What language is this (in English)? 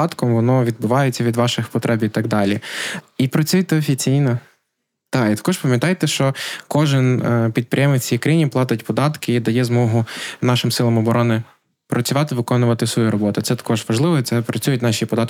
Ukrainian